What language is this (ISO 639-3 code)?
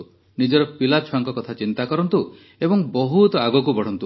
ori